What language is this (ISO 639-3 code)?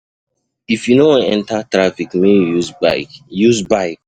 pcm